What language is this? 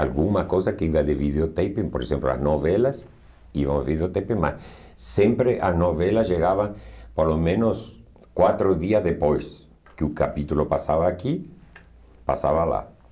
Portuguese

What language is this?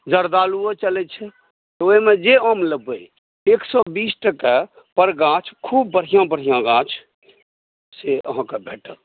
Maithili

